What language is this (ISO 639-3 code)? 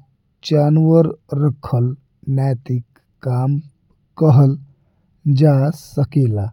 bho